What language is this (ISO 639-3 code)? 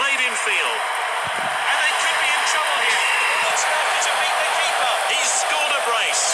eng